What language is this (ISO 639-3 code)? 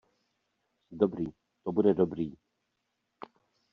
ces